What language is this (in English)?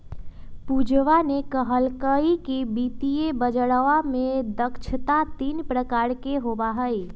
Magahi